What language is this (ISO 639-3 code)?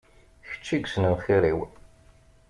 kab